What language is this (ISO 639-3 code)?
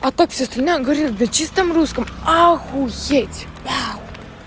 rus